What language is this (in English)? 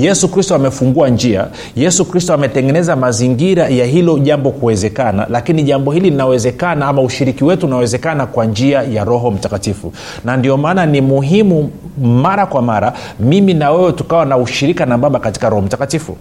Swahili